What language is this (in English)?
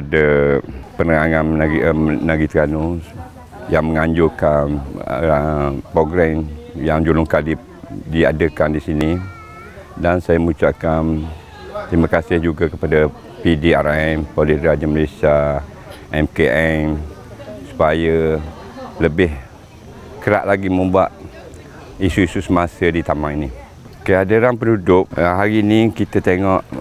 Malay